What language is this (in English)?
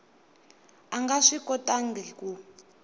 Tsonga